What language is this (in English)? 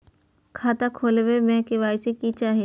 Maithili